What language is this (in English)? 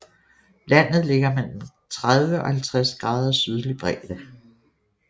Danish